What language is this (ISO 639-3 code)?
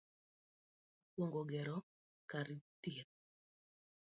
luo